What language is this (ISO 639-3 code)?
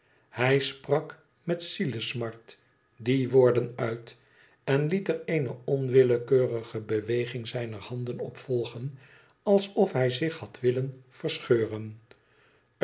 nld